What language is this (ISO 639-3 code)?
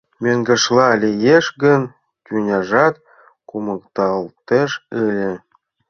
chm